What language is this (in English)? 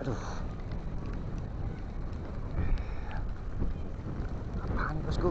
Indonesian